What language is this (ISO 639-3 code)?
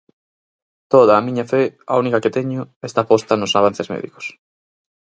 glg